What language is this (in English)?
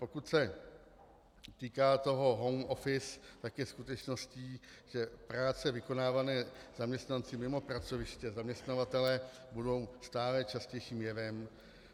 Czech